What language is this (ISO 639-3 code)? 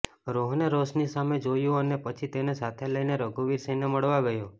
guj